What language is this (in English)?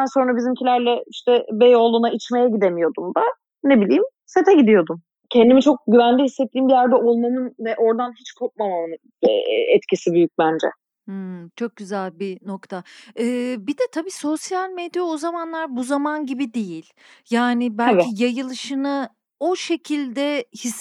Turkish